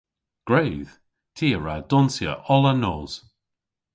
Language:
Cornish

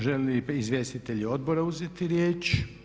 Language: Croatian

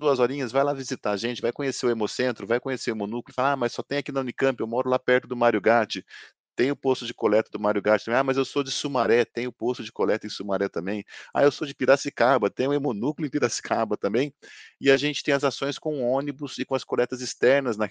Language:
Portuguese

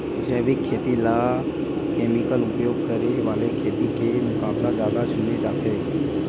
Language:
Chhattisgarhi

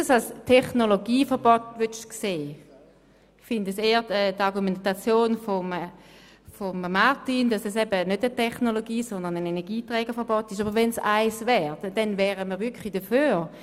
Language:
Swiss German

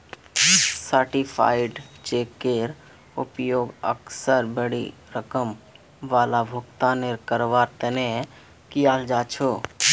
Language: Magahi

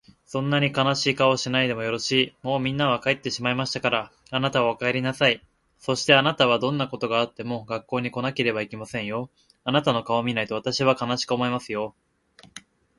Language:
Japanese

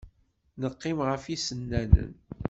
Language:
Kabyle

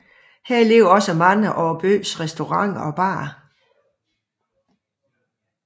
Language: Danish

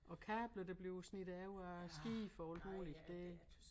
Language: Danish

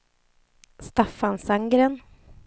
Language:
Swedish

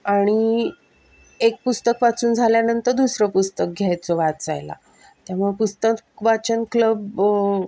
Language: Marathi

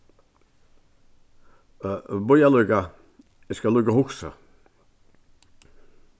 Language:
Faroese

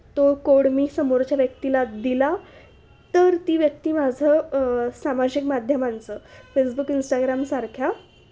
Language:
Marathi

